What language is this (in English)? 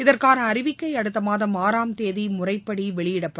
Tamil